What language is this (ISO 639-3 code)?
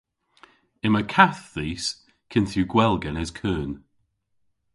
cor